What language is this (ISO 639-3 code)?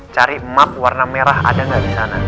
ind